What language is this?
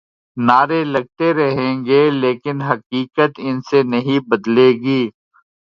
Urdu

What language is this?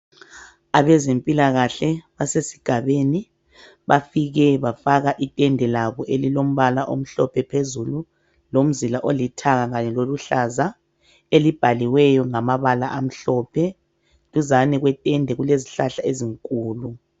North Ndebele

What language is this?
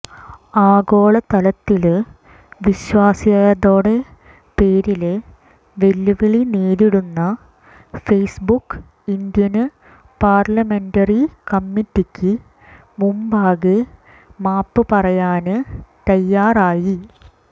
Malayalam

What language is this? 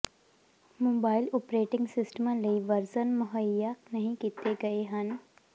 Punjabi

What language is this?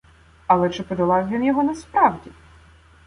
Ukrainian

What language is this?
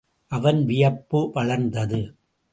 Tamil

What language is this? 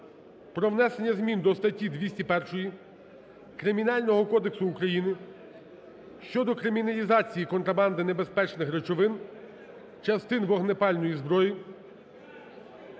Ukrainian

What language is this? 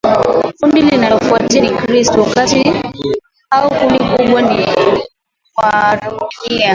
Swahili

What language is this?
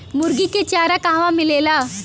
Bhojpuri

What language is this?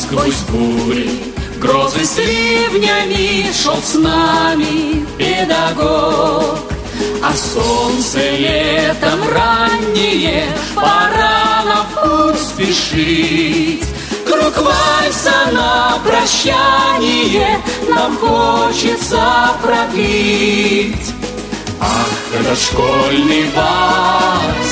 Russian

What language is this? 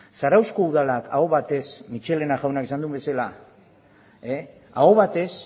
Basque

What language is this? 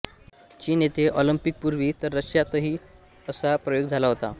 Marathi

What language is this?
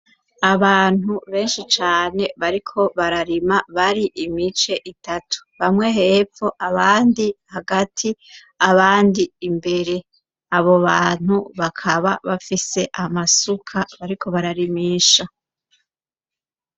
Rundi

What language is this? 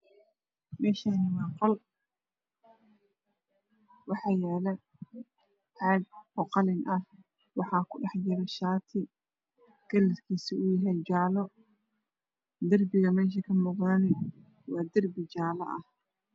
Somali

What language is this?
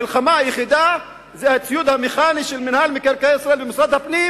Hebrew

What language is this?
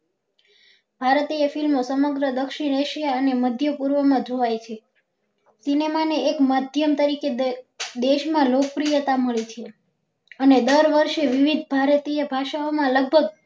Gujarati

